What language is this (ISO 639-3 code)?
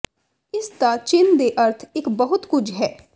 pan